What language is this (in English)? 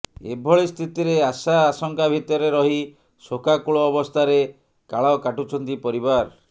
Odia